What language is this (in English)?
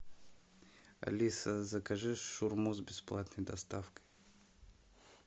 Russian